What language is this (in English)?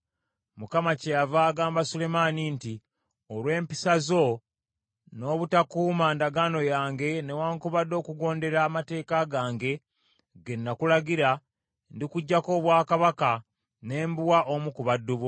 Ganda